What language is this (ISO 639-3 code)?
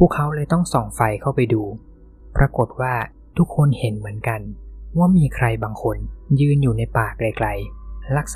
tha